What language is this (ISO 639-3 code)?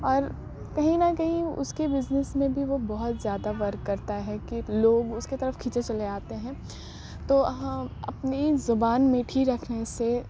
urd